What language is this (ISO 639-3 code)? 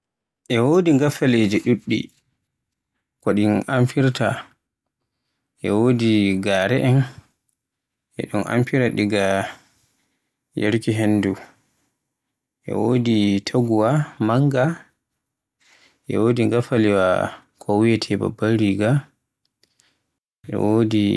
fue